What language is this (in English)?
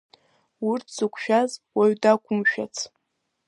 Abkhazian